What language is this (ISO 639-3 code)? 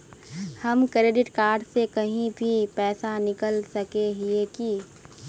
mag